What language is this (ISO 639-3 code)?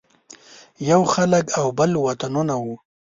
pus